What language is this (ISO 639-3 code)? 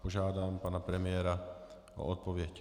ces